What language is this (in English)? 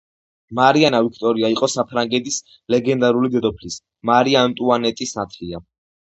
Georgian